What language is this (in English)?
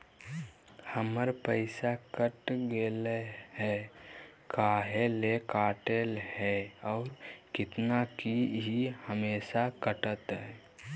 Magahi